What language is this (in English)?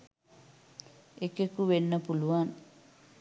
Sinhala